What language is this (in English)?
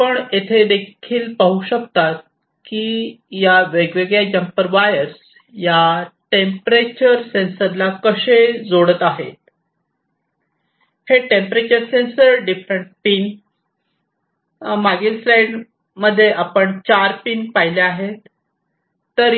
Marathi